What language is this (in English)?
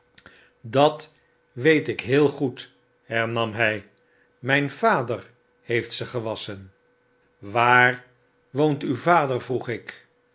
Dutch